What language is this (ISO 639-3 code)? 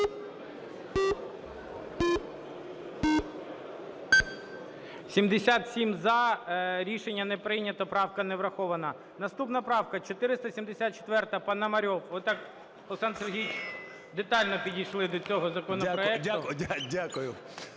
ukr